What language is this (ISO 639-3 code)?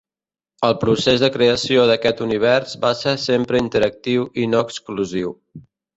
cat